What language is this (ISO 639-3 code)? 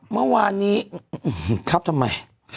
tha